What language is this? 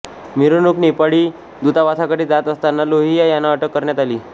Marathi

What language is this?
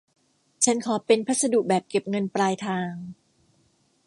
Thai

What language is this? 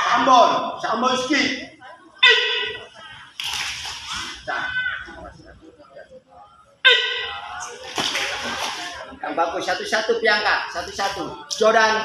Indonesian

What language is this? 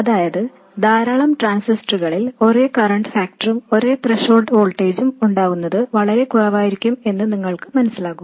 Malayalam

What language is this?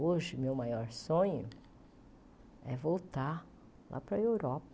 Portuguese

